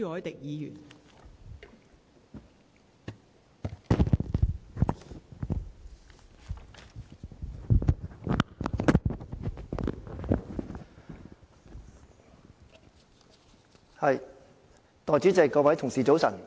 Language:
Cantonese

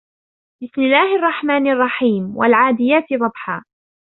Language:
Arabic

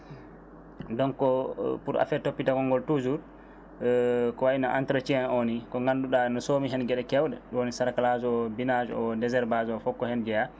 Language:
Fula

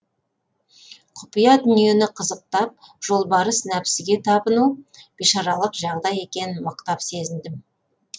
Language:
Kazakh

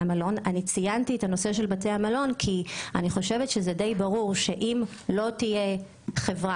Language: Hebrew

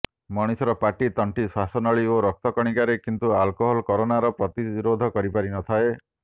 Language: Odia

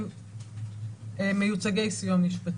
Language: Hebrew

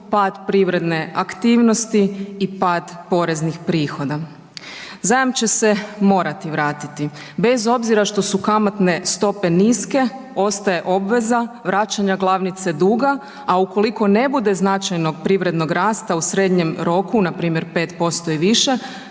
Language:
Croatian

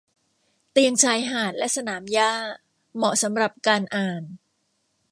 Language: Thai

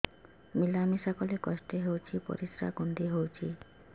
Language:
Odia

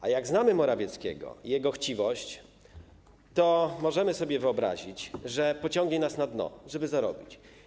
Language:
Polish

